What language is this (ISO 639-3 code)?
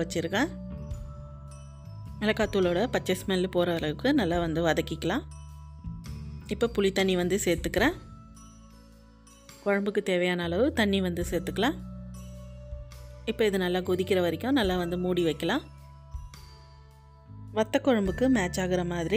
ara